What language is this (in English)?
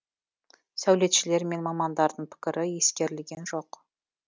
Kazakh